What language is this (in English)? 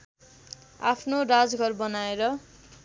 Nepali